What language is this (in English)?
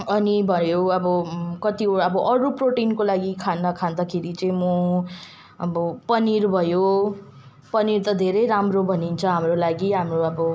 Nepali